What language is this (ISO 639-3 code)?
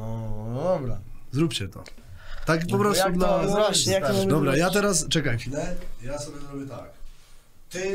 pol